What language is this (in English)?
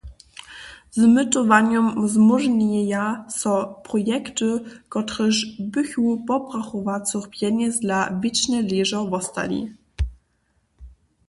Upper Sorbian